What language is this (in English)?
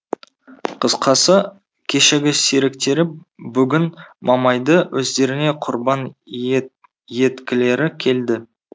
Kazakh